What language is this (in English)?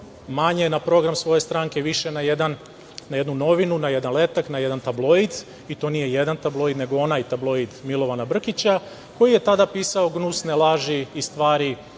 Serbian